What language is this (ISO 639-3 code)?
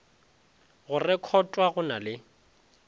nso